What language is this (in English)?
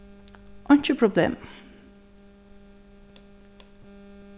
Faroese